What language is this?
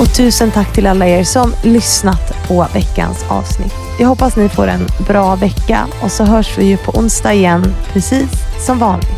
Swedish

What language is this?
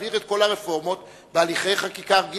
Hebrew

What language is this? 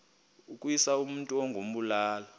Xhosa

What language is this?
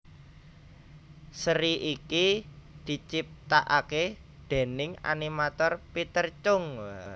Javanese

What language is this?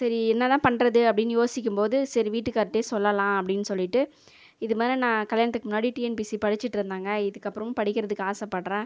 Tamil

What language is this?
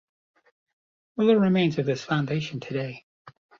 English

